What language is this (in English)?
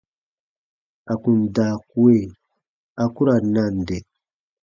Baatonum